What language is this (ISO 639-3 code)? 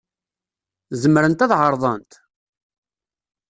kab